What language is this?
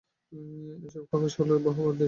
Bangla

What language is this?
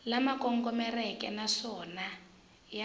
Tsonga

